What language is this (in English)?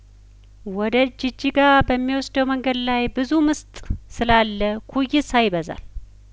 Amharic